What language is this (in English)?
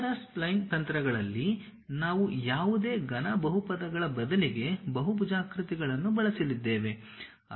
Kannada